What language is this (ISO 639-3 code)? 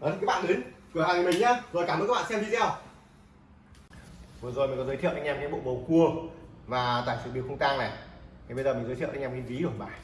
vie